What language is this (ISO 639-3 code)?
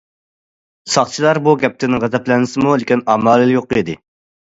uig